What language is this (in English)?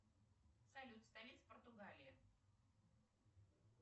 Russian